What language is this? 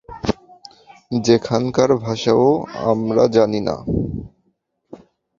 Bangla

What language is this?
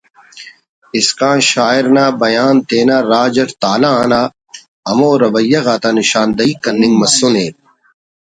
Brahui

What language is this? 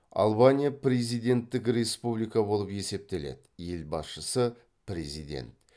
Kazakh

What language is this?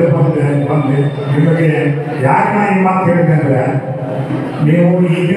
Indonesian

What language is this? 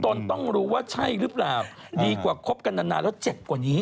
Thai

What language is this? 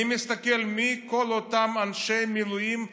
Hebrew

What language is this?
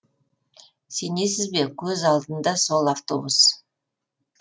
Kazakh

